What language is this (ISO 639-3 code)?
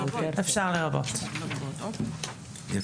heb